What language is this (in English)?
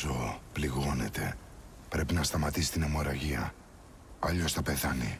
Greek